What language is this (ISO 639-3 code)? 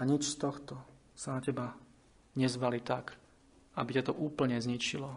slk